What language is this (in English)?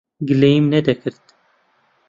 Central Kurdish